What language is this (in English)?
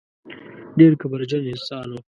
Pashto